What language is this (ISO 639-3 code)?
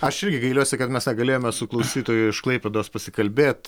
lit